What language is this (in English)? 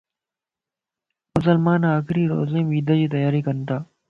Lasi